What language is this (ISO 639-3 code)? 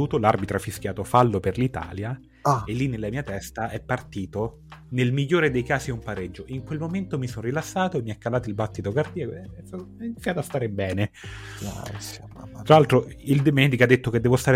ita